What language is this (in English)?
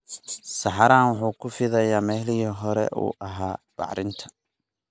Somali